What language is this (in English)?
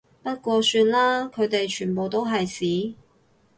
Cantonese